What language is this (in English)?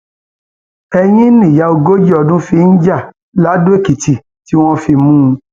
Yoruba